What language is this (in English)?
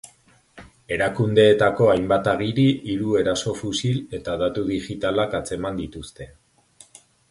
Basque